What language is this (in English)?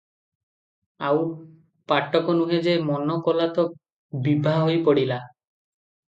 Odia